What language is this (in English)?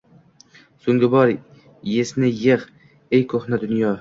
Uzbek